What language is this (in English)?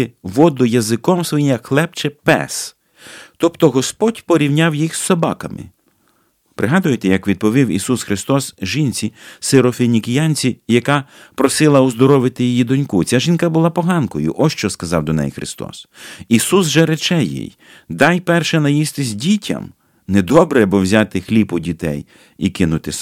Ukrainian